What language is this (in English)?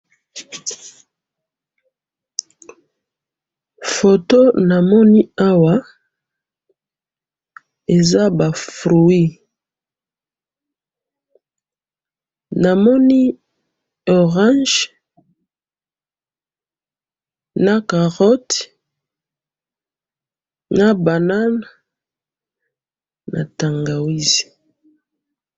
Lingala